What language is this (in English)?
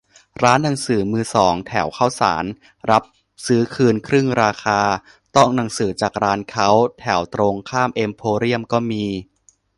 Thai